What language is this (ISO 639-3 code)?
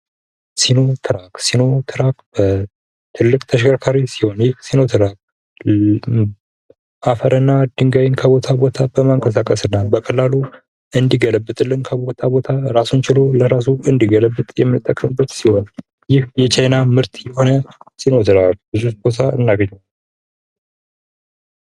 amh